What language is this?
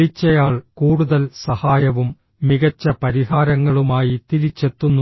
Malayalam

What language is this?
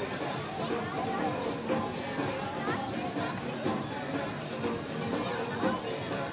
German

